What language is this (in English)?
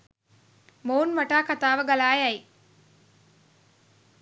Sinhala